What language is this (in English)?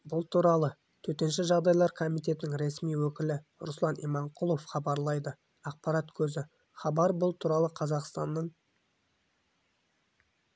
Kazakh